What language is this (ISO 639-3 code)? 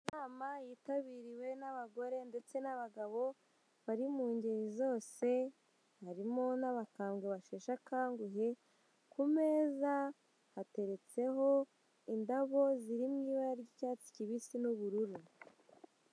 kin